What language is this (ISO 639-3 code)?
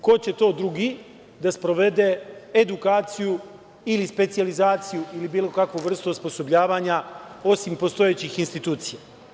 srp